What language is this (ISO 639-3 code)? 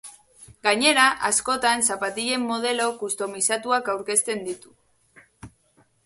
eus